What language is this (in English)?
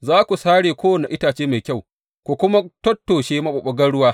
Hausa